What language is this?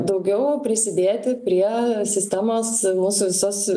Lithuanian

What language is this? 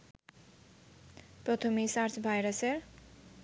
Bangla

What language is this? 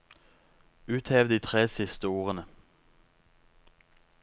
Norwegian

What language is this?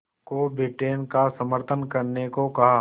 Hindi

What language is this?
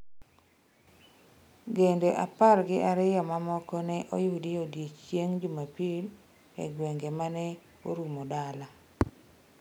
Luo (Kenya and Tanzania)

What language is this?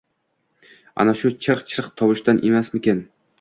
Uzbek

